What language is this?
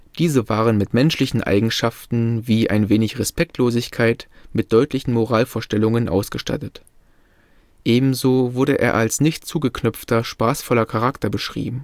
German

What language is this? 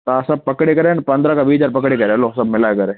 Sindhi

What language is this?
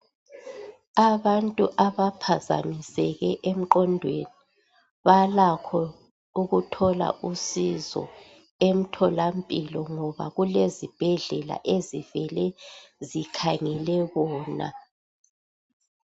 North Ndebele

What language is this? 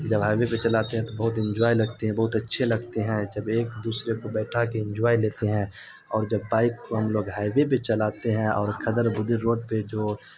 Urdu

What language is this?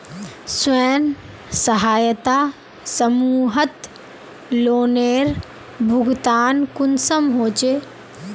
Magahi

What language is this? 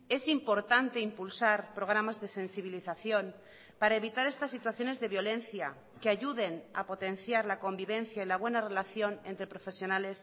Spanish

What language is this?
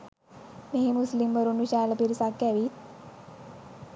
Sinhala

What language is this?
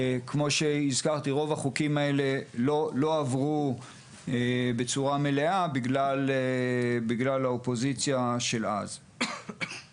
Hebrew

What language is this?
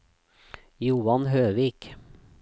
Norwegian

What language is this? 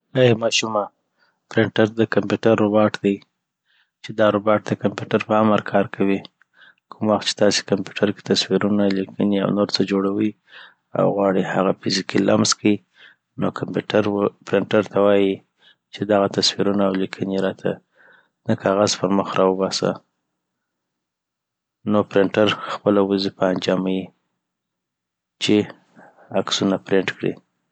Southern Pashto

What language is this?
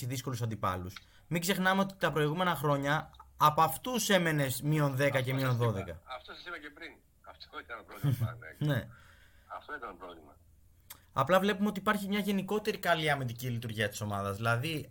Greek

